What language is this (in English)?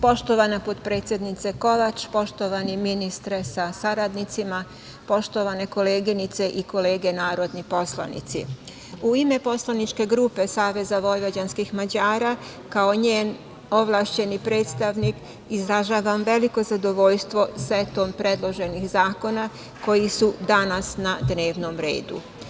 Serbian